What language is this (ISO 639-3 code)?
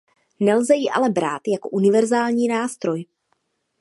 ces